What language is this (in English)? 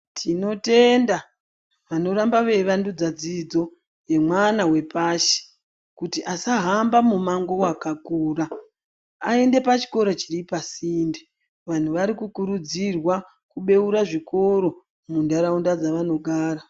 Ndau